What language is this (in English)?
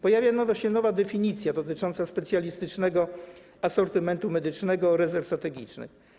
Polish